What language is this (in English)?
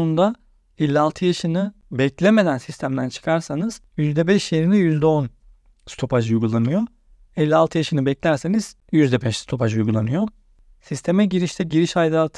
Turkish